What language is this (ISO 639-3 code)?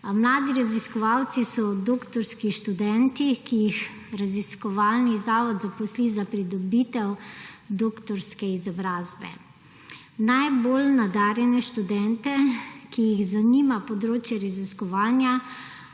slv